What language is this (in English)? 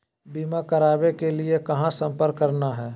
Magahi